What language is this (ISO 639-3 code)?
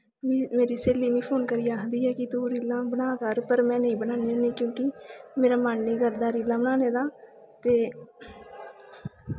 doi